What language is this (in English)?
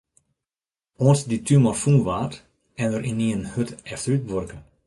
Western Frisian